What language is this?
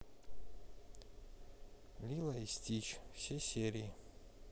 Russian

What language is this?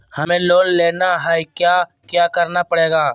Magahi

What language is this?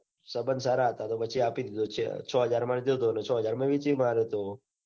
Gujarati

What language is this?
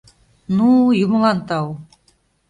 Mari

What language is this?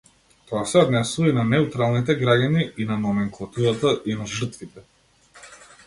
Macedonian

